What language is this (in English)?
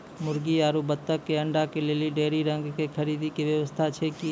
Maithili